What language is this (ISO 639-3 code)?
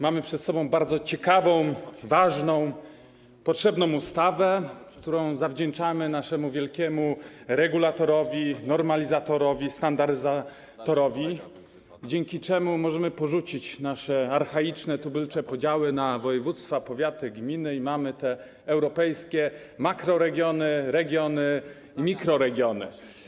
pol